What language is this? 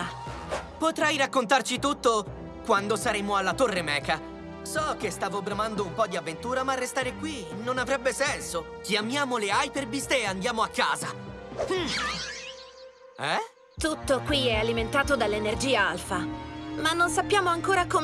Italian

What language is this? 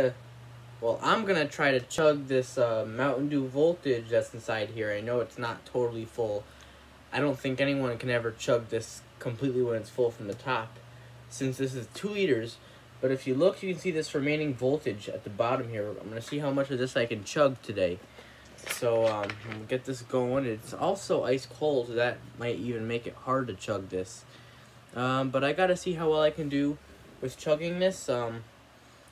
English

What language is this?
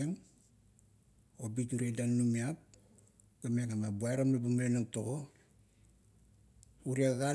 Kuot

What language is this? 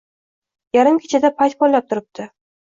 Uzbek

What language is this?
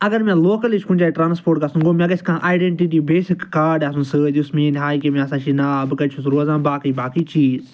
Kashmiri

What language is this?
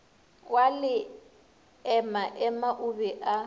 Northern Sotho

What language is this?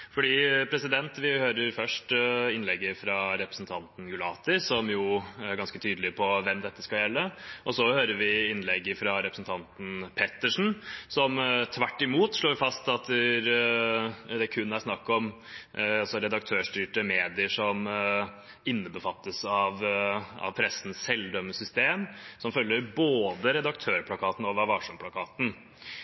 Norwegian Bokmål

